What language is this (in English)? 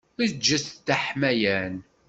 Kabyle